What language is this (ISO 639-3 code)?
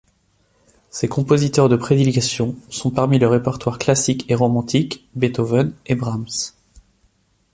fra